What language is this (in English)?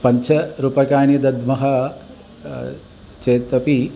Sanskrit